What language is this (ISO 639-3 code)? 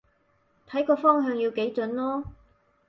yue